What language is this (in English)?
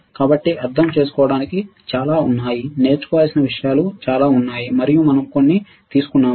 Telugu